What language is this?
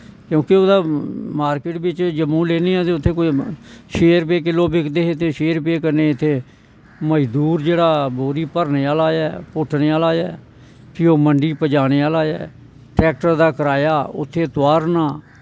Dogri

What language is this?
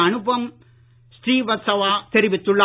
Tamil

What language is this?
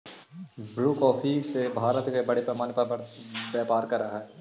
Magahi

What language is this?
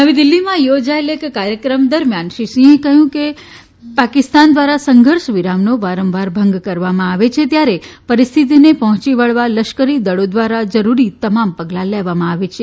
Gujarati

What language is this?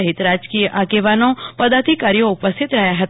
Gujarati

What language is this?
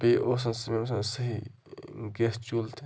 Kashmiri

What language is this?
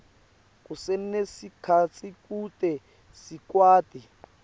Swati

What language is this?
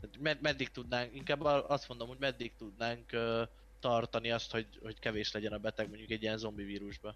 Hungarian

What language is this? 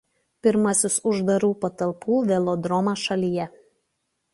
Lithuanian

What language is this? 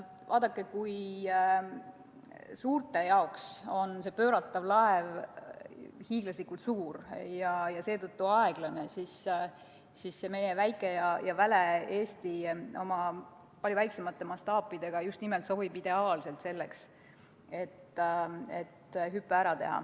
Estonian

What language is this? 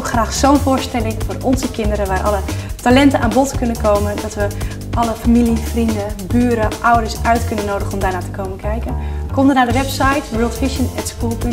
Dutch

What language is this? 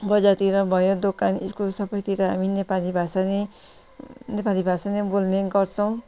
Nepali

